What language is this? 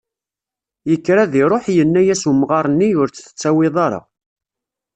Kabyle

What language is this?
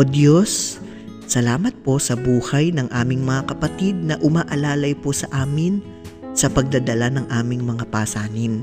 Filipino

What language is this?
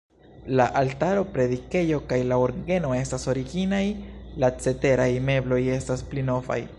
Esperanto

